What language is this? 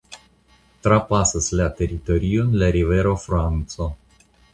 Esperanto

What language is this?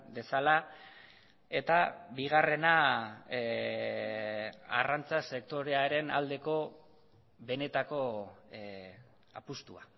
Basque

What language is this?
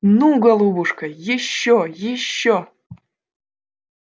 Russian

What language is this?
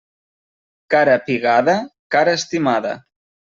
Catalan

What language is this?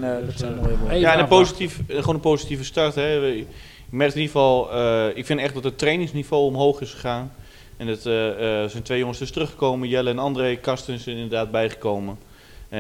Dutch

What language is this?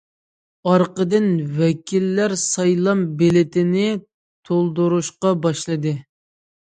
Uyghur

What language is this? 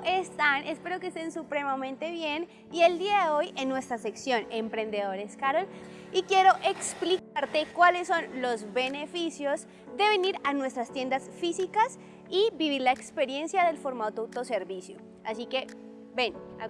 Spanish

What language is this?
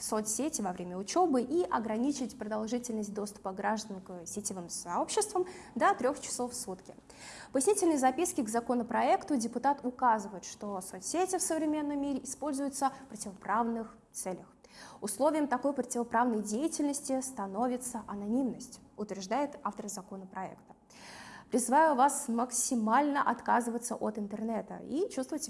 Russian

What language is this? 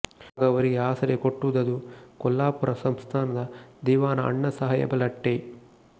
Kannada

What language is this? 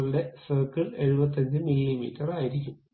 Malayalam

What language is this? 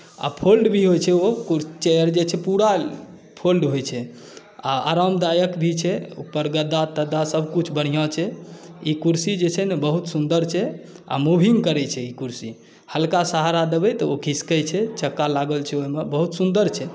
Maithili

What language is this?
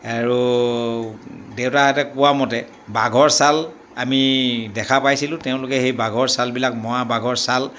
Assamese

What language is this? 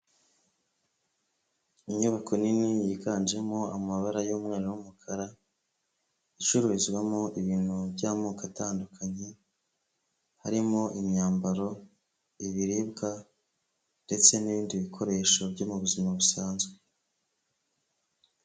Kinyarwanda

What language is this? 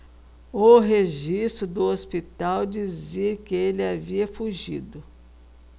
Portuguese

